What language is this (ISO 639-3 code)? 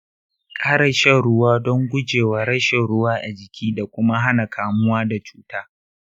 hau